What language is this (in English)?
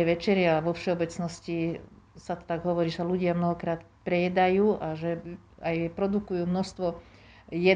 Slovak